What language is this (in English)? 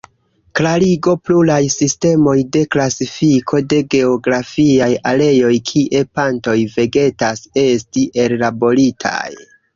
Esperanto